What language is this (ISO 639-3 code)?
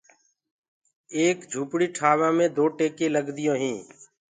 ggg